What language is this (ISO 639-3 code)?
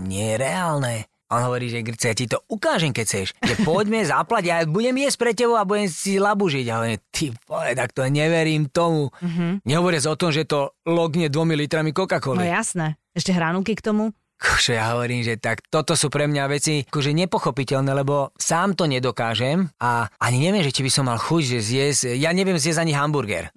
slk